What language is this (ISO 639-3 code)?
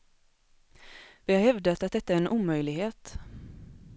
swe